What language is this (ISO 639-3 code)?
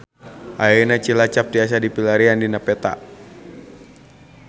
sun